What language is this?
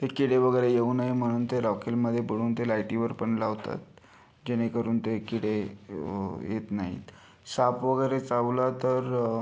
Marathi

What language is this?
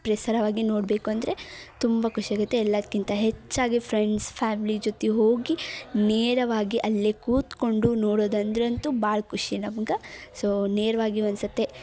Kannada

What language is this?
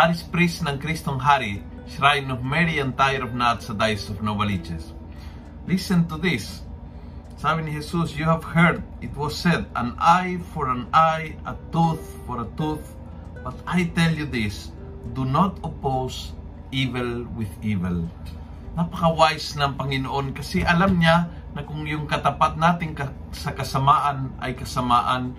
Filipino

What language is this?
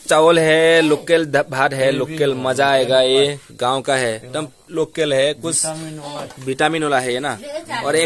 Hindi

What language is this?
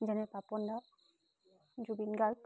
Assamese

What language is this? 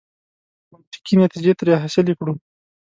Pashto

